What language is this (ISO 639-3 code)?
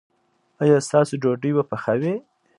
pus